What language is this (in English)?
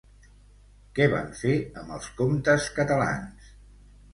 Catalan